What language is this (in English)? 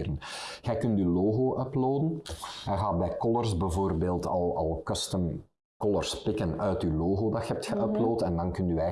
Dutch